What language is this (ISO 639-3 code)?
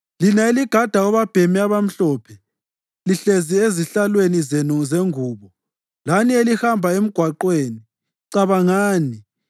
nde